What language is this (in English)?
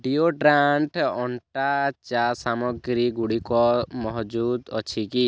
Odia